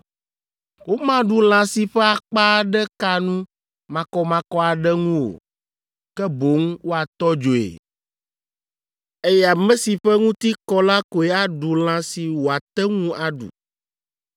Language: Ewe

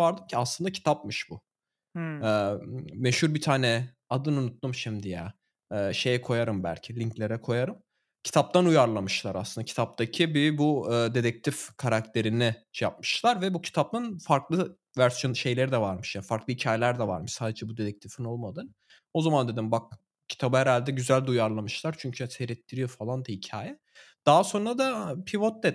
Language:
Turkish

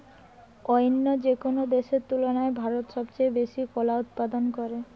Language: Bangla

